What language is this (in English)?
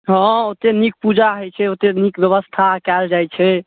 Maithili